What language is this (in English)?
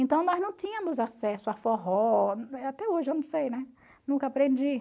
Portuguese